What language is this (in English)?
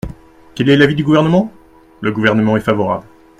French